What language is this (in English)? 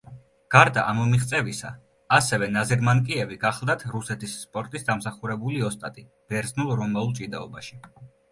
Georgian